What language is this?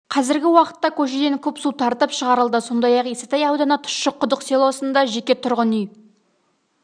Kazakh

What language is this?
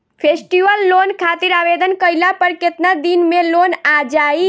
Bhojpuri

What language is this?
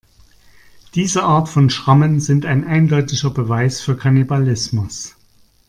German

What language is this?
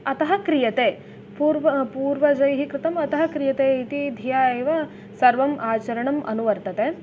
Sanskrit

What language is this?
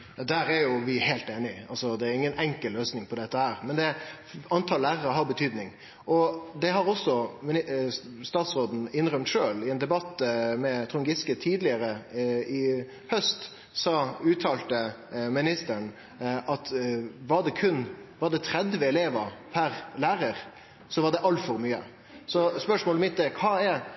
Norwegian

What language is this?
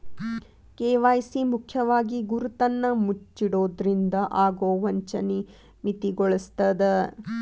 Kannada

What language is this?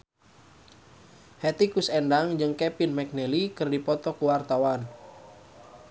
Sundanese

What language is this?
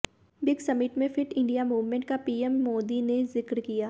Hindi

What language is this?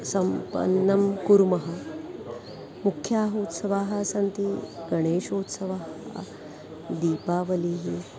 Sanskrit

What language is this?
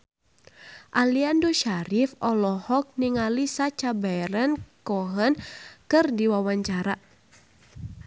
Sundanese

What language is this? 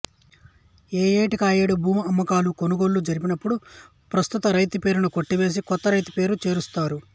Telugu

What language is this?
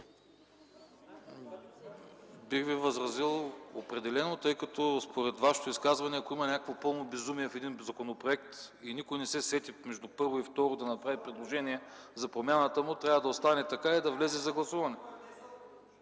Bulgarian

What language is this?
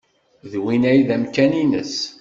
Kabyle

